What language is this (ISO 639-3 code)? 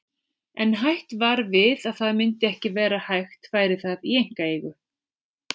isl